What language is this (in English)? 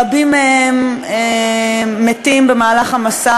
Hebrew